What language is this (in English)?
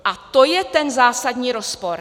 Czech